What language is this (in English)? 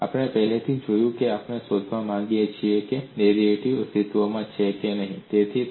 Gujarati